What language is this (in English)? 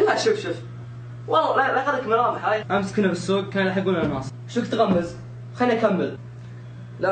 Arabic